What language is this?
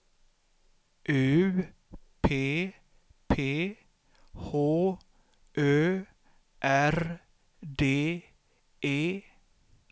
Swedish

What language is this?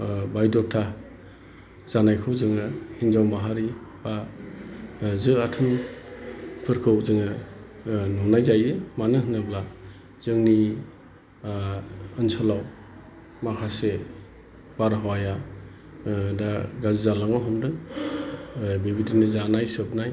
Bodo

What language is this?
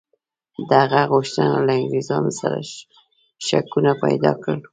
Pashto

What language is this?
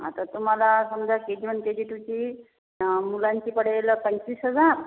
Marathi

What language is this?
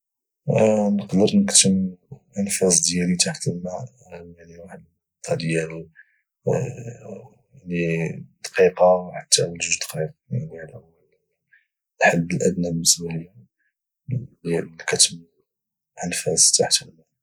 Moroccan Arabic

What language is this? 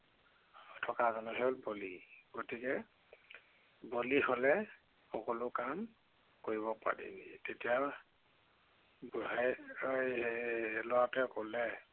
Assamese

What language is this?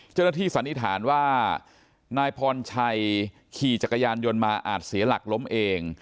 Thai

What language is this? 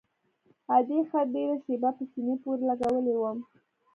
Pashto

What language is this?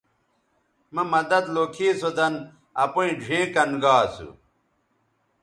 Bateri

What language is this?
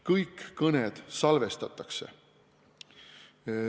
Estonian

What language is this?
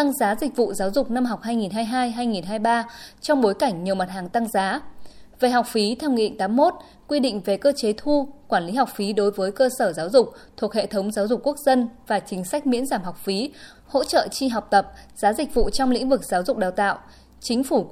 Vietnamese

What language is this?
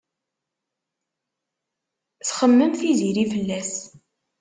Kabyle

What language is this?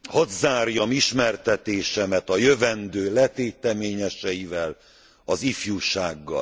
Hungarian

